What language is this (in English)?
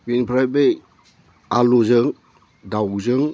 Bodo